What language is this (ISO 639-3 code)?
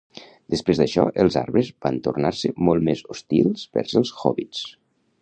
cat